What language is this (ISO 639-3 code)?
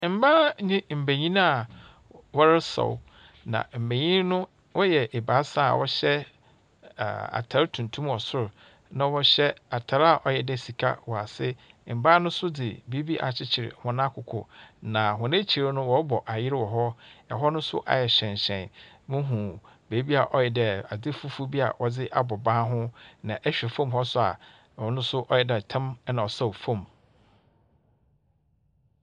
aka